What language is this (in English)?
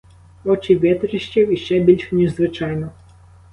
Ukrainian